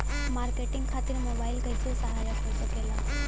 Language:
Bhojpuri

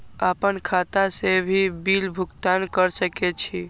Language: Maithili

